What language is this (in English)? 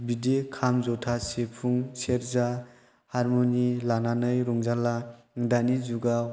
Bodo